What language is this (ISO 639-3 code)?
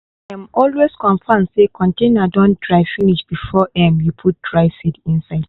pcm